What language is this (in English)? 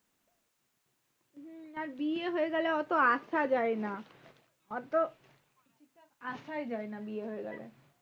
Bangla